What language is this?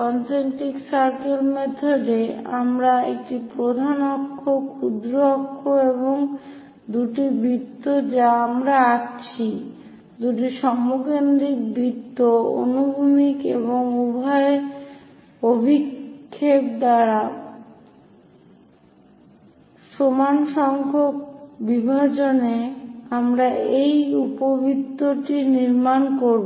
Bangla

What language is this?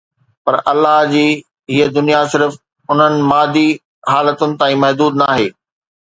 Sindhi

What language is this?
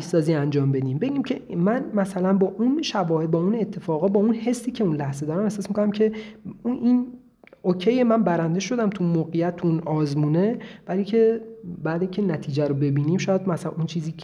Persian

